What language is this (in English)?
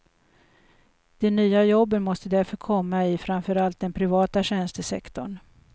Swedish